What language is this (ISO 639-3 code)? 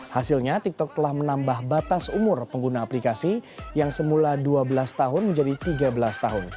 ind